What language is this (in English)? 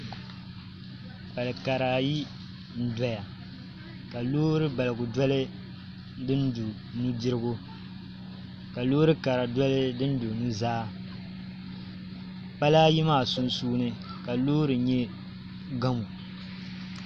Dagbani